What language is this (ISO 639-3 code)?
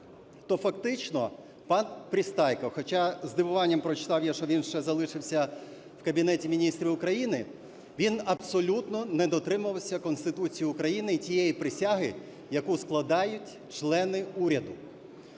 ukr